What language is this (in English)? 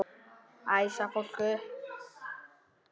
Icelandic